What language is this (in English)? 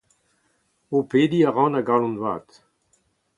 Breton